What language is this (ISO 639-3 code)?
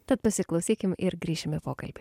lit